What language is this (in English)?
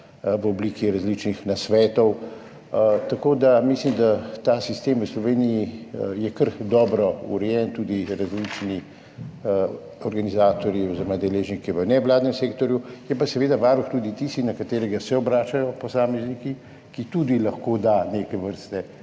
Slovenian